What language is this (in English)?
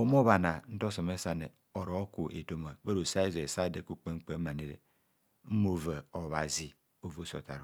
Kohumono